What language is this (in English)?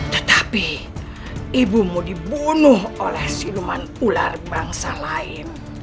Indonesian